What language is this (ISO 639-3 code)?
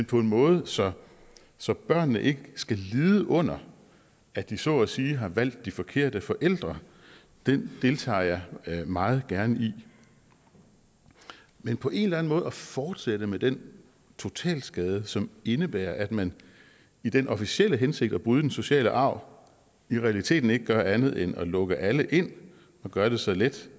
dan